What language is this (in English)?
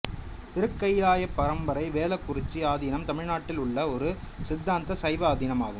Tamil